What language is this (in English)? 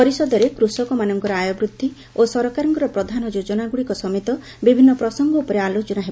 Odia